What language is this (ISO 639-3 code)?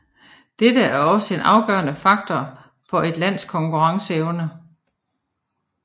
dan